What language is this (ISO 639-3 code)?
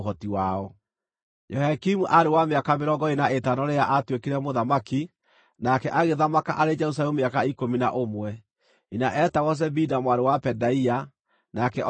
kik